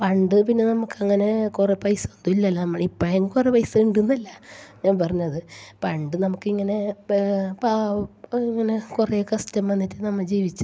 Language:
Malayalam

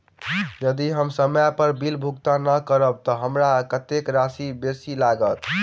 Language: Maithili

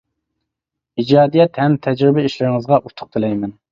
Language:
Uyghur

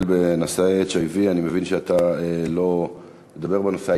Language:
Hebrew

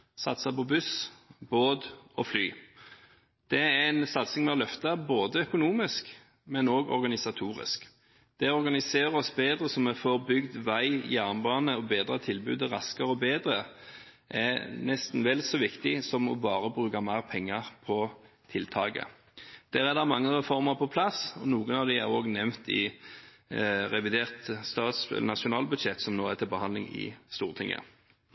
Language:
Norwegian Bokmål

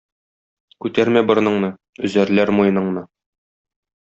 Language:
Tatar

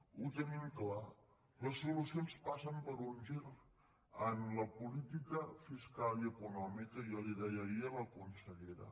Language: Catalan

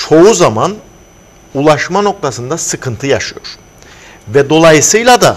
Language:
Turkish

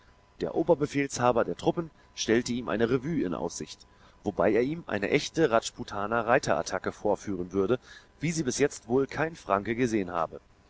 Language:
German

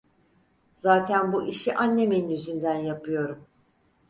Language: Turkish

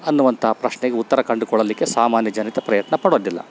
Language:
Kannada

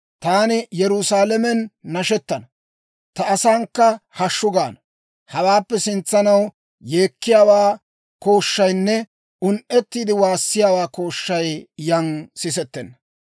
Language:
Dawro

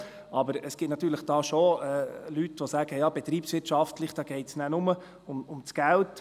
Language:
Swiss German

